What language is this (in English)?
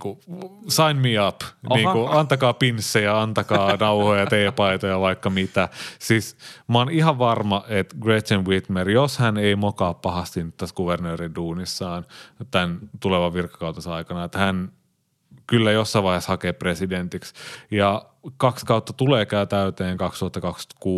Finnish